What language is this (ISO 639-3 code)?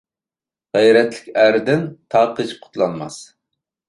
uig